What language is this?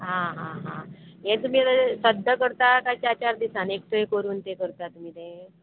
Konkani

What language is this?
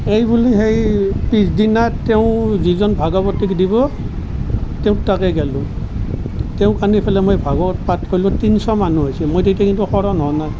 Assamese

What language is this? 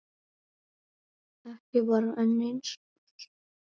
Icelandic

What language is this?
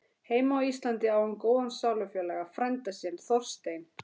Icelandic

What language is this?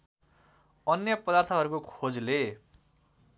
Nepali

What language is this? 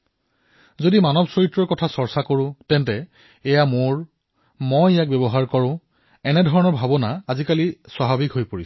Assamese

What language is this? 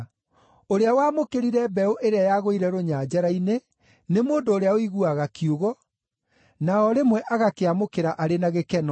Kikuyu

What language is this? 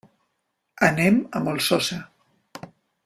Catalan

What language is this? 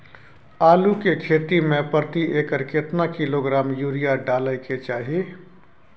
Maithili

